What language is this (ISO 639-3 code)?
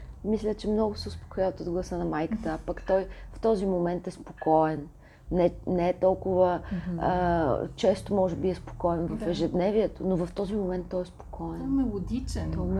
bul